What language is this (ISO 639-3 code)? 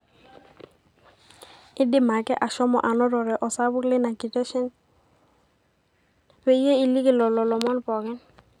mas